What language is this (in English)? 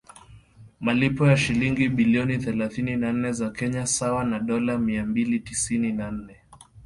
Swahili